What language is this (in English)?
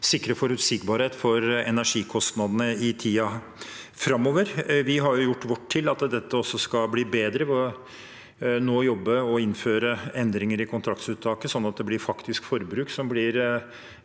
Norwegian